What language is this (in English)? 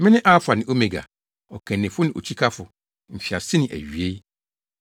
Akan